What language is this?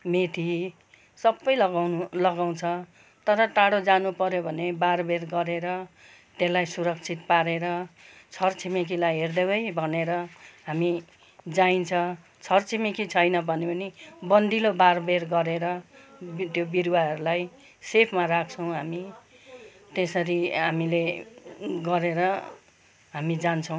Nepali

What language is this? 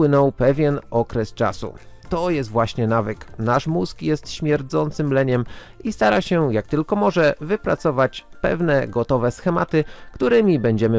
Polish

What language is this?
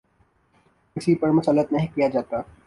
Urdu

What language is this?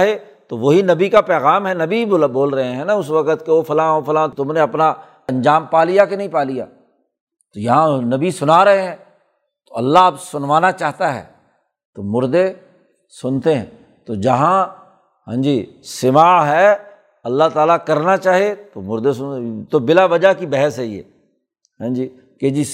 Urdu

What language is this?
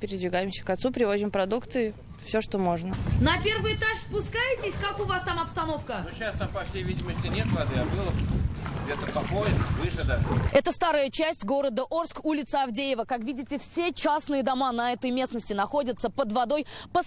Russian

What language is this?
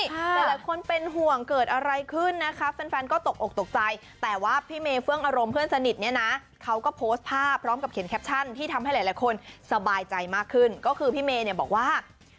Thai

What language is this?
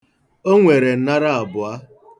Igbo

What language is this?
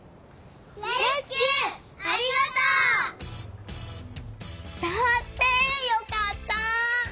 Japanese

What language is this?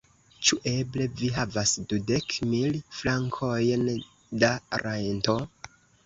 Esperanto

